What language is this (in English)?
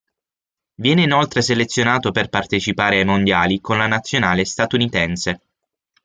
Italian